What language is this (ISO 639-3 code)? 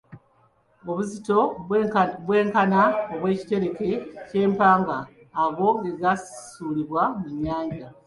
lug